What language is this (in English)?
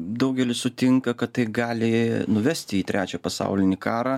Lithuanian